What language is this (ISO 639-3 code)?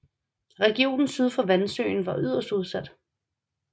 dan